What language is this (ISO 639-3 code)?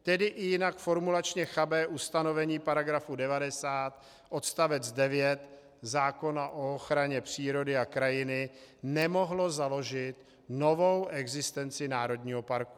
ces